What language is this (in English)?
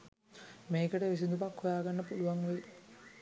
Sinhala